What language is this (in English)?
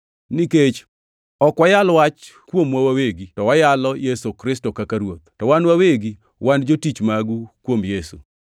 Luo (Kenya and Tanzania)